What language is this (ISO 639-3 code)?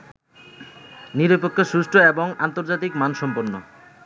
ben